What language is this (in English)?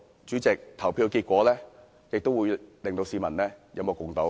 Cantonese